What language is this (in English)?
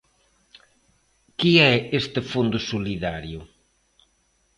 Galician